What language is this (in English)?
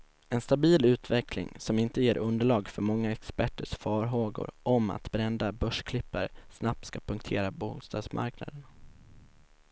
Swedish